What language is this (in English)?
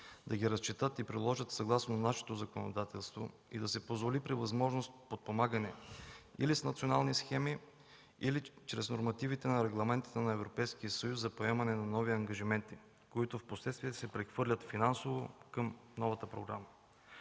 Bulgarian